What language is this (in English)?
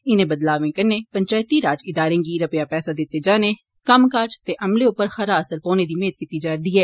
Dogri